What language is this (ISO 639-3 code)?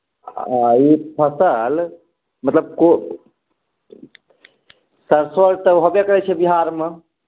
mai